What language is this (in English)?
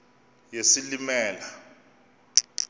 Xhosa